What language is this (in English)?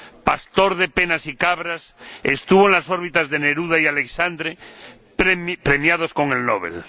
Spanish